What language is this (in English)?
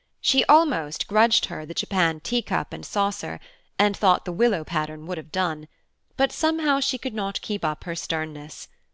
English